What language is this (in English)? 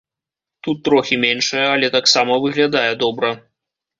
Belarusian